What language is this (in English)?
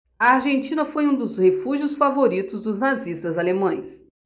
Portuguese